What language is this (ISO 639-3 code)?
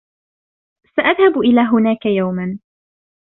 ara